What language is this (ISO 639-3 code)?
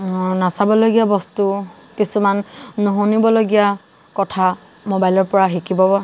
asm